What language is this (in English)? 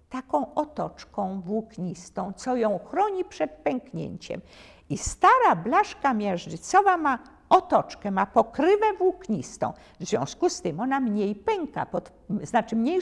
Polish